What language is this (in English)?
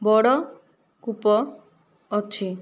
Odia